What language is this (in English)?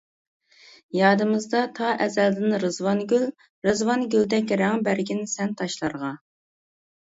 Uyghur